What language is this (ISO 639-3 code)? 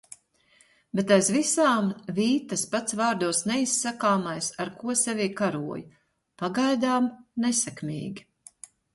lav